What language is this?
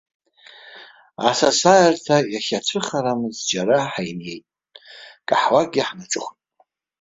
Abkhazian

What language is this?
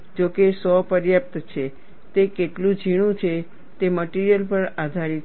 Gujarati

